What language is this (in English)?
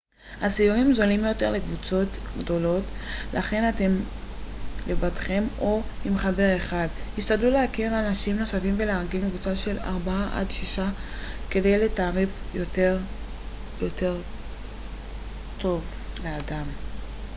Hebrew